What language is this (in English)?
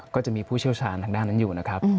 Thai